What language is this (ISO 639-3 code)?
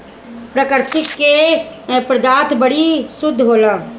bho